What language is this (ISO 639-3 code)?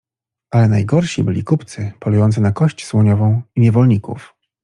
pol